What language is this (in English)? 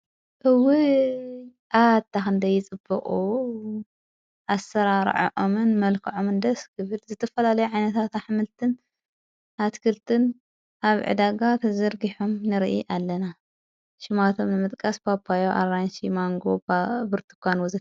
Tigrinya